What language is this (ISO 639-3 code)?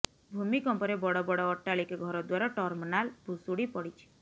ori